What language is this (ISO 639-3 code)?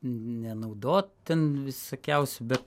lit